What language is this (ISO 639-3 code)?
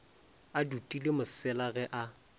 nso